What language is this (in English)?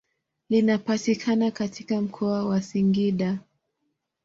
Swahili